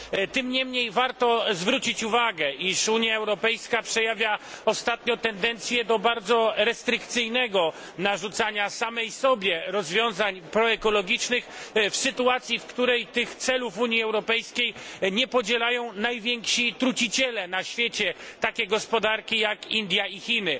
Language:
Polish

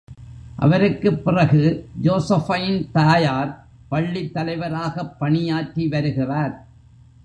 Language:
Tamil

